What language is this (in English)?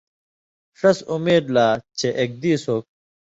Indus Kohistani